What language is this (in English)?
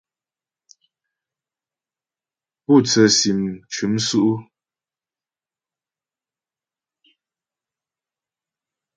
Ghomala